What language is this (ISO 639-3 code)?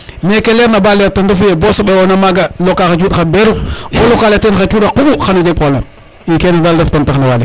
srr